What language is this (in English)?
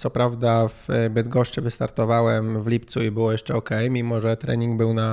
Polish